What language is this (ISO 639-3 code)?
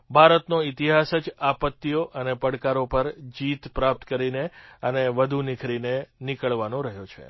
guj